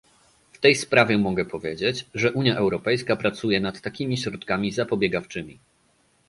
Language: Polish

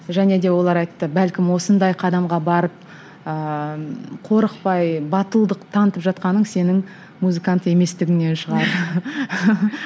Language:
Kazakh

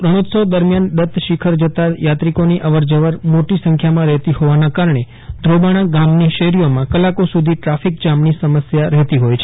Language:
Gujarati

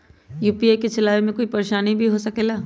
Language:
Magahi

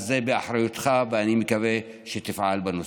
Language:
Hebrew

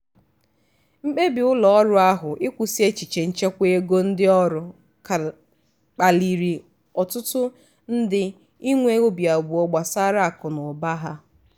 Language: Igbo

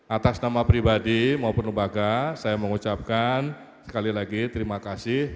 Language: Indonesian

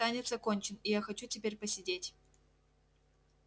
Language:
Russian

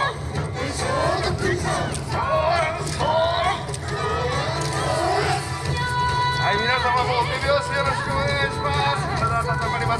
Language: Japanese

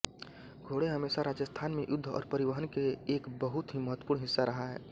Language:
Hindi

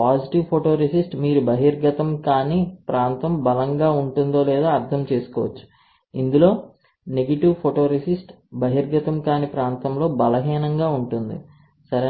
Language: Telugu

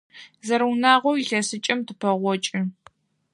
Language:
Adyghe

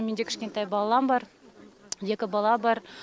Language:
Kazakh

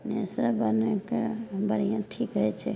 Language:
Maithili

